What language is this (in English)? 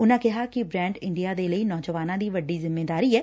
Punjabi